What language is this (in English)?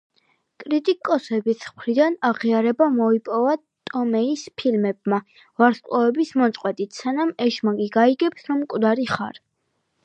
Georgian